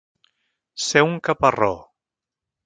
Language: Catalan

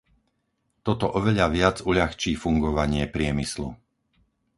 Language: Slovak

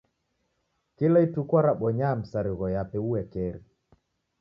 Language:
Taita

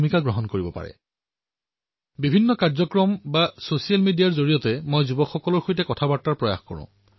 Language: Assamese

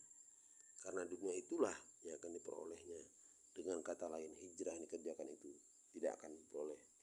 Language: Indonesian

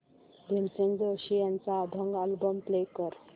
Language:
Marathi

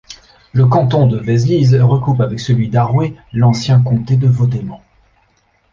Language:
French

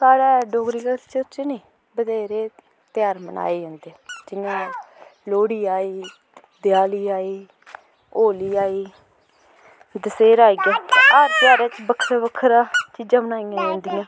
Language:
Dogri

